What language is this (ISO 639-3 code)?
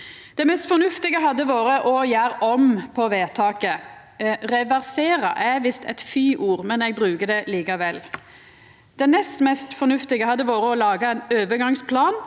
nor